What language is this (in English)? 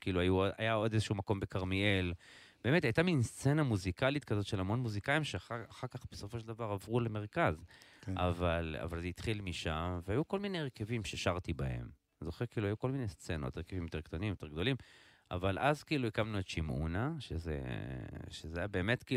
Hebrew